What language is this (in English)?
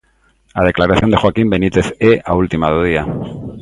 Galician